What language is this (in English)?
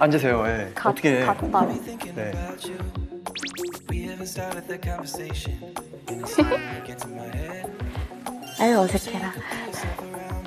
Korean